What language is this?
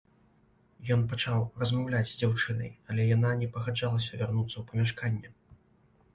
Belarusian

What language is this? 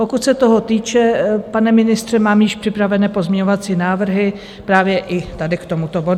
Czech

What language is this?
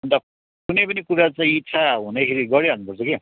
Nepali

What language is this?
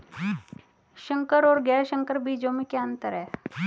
Hindi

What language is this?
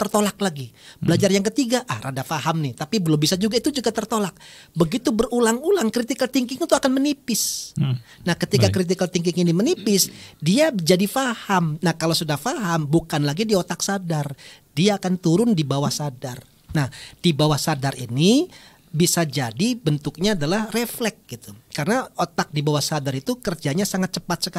Indonesian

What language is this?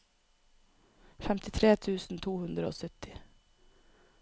Norwegian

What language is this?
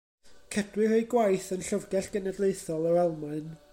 Welsh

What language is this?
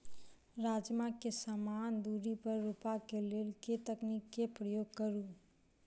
Maithili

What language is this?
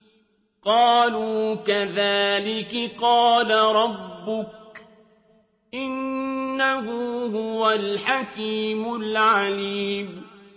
Arabic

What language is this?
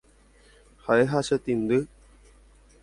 Guarani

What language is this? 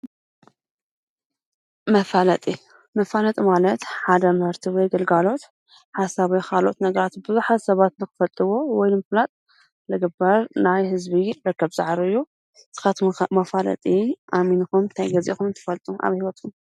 Tigrinya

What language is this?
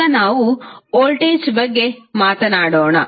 Kannada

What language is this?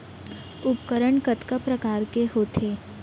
Chhattisgarhi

